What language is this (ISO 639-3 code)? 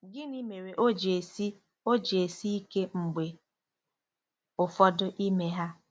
ibo